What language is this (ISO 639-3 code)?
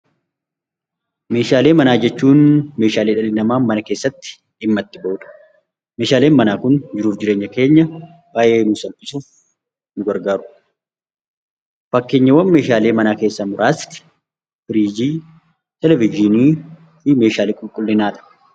orm